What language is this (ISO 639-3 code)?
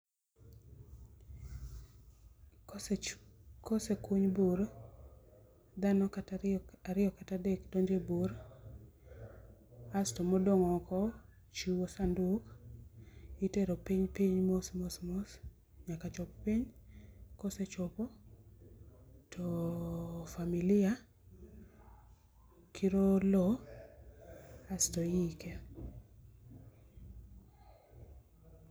luo